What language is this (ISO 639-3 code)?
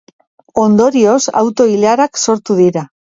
eus